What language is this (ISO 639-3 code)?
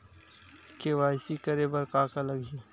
hne